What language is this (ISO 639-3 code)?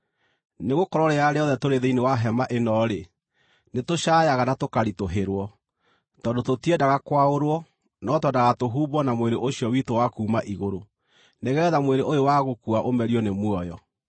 kik